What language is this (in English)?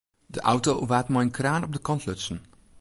Western Frisian